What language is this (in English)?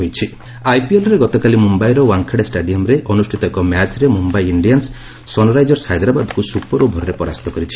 Odia